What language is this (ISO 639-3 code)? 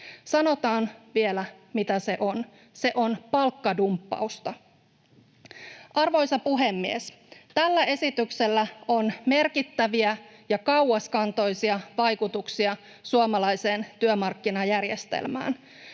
fin